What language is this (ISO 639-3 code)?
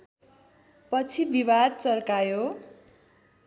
nep